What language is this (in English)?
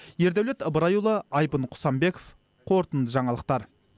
Kazakh